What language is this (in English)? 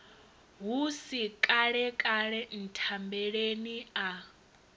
Venda